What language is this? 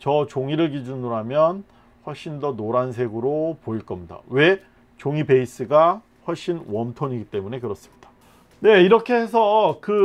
Korean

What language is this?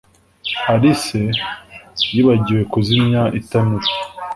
Kinyarwanda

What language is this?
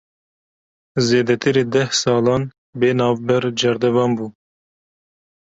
Kurdish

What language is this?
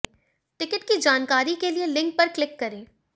Hindi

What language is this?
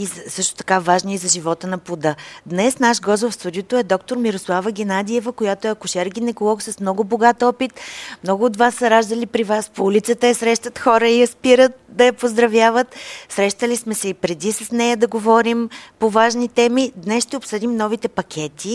Bulgarian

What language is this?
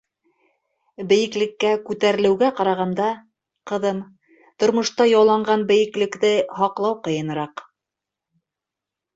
Bashkir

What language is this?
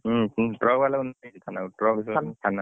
Odia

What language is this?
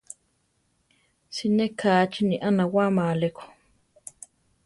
Central Tarahumara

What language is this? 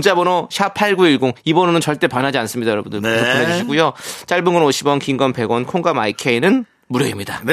Korean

